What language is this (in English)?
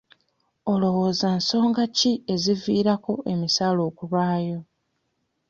Ganda